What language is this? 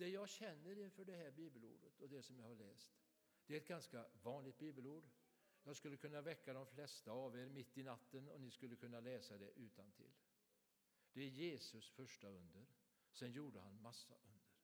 Swedish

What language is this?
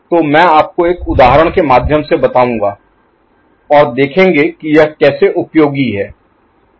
Hindi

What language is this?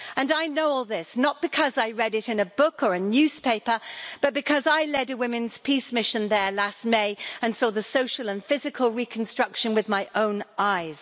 English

